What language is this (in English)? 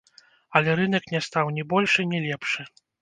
Belarusian